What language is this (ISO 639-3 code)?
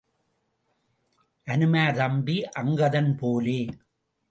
tam